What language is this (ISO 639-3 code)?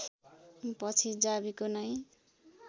nep